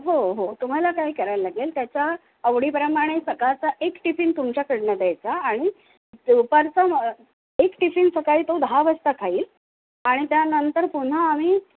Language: Marathi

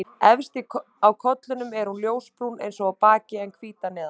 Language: Icelandic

